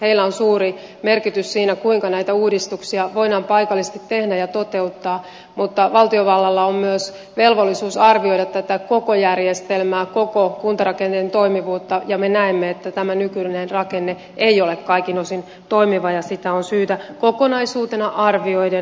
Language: Finnish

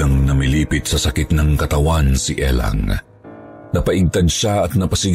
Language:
Filipino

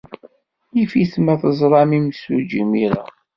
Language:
Kabyle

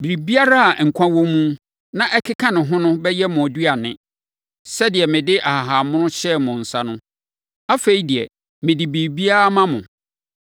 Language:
Akan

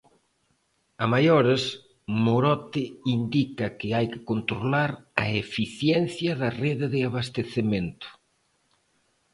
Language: Galician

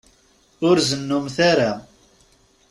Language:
Kabyle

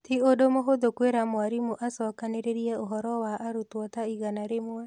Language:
Kikuyu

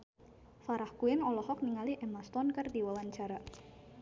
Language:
Sundanese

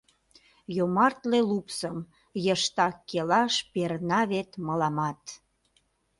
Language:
Mari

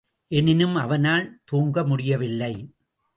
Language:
Tamil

